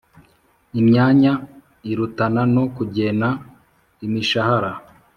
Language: Kinyarwanda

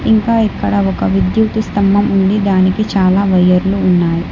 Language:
Telugu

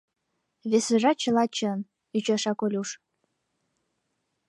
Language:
Mari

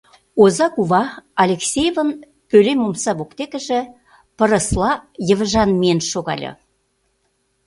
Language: Mari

